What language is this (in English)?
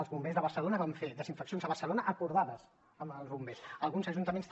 Catalan